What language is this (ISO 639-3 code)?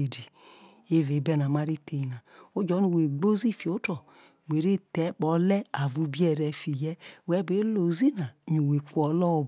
iso